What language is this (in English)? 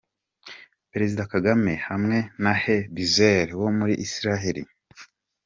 Kinyarwanda